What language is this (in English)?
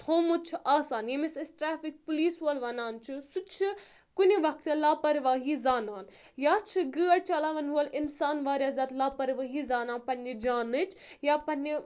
Kashmiri